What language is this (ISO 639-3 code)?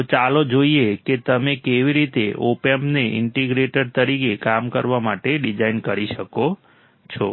guj